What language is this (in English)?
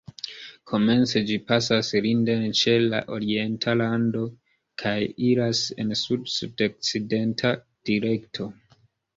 Esperanto